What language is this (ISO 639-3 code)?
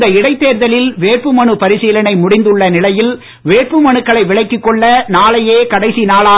tam